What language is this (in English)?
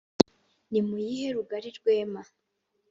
Kinyarwanda